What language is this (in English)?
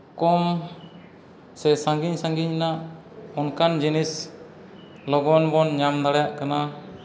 Santali